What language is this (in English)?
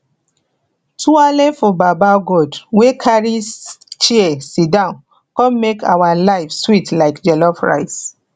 Nigerian Pidgin